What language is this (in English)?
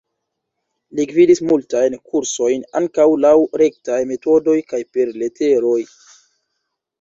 Esperanto